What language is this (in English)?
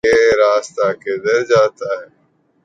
Urdu